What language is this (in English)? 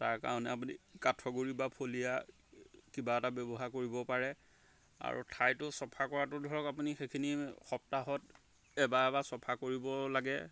Assamese